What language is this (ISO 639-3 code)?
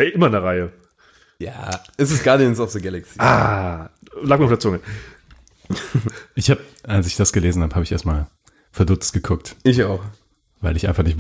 deu